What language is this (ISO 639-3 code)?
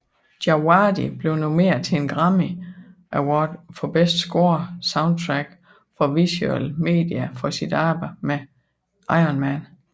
dan